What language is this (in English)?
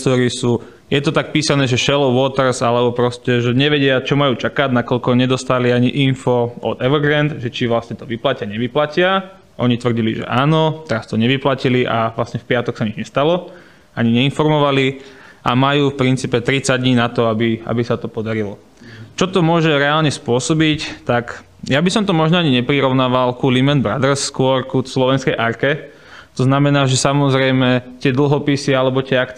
Slovak